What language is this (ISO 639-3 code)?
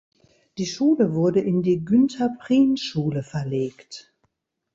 deu